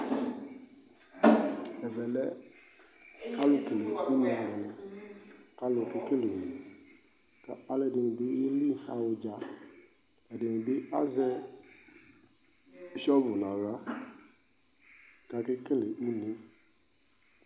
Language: Ikposo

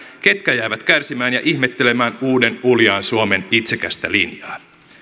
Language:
Finnish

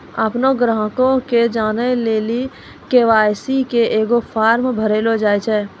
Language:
Maithili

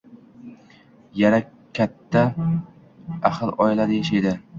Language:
Uzbek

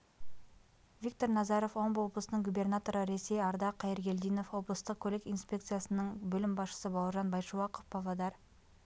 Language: Kazakh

